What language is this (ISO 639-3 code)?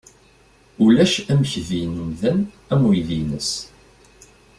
kab